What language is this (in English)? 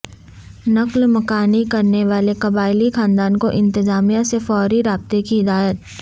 Urdu